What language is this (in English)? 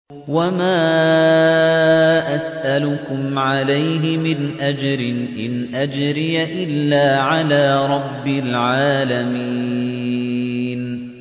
Arabic